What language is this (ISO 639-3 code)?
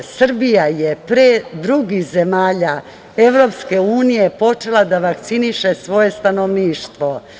srp